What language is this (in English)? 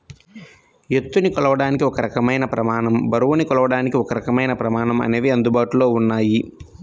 Telugu